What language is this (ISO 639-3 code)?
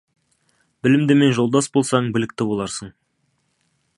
kaz